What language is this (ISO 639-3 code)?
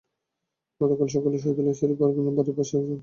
ben